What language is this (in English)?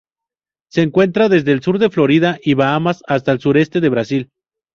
Spanish